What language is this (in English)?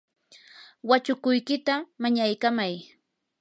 Yanahuanca Pasco Quechua